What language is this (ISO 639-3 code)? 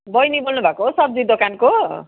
nep